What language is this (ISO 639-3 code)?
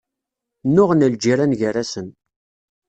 kab